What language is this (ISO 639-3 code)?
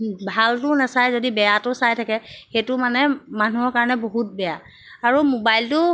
asm